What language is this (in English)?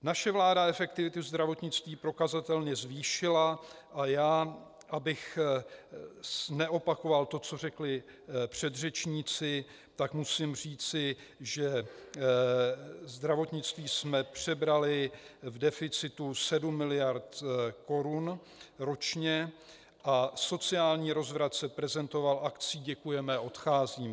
Czech